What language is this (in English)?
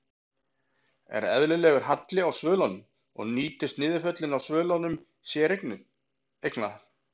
Icelandic